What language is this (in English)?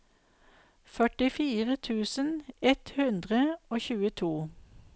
Norwegian